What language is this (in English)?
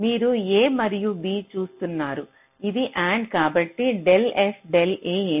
Telugu